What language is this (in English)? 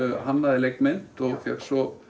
Icelandic